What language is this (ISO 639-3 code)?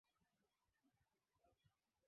swa